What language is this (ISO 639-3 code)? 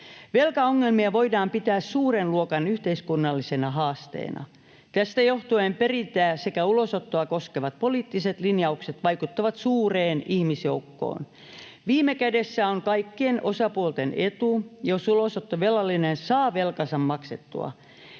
fin